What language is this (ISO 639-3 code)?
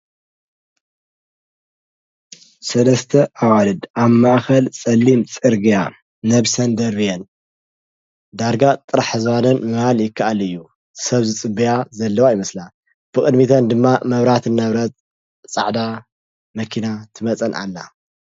tir